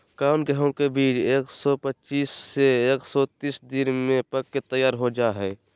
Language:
Magahi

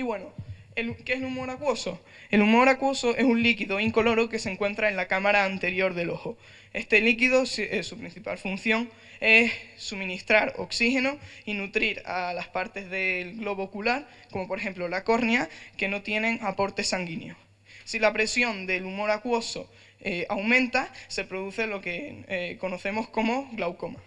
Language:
Spanish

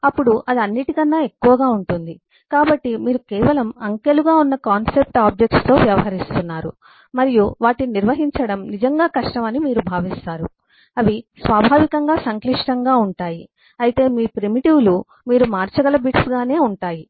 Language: Telugu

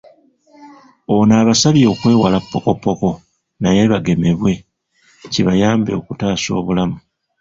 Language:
Ganda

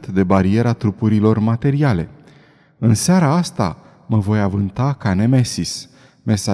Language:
Romanian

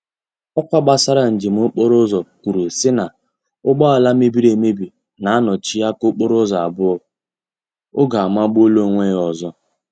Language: Igbo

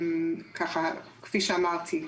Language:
Hebrew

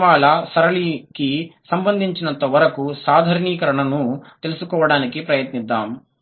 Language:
Telugu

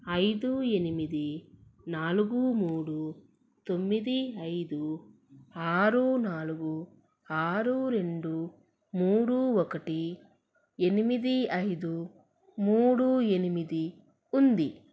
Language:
Telugu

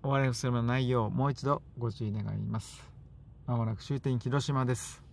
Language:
Japanese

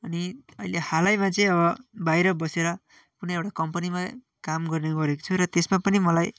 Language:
Nepali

